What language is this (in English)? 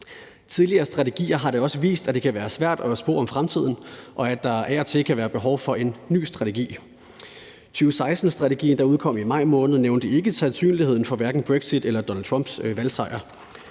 Danish